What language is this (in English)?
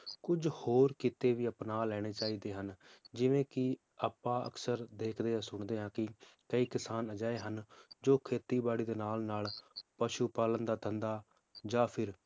Punjabi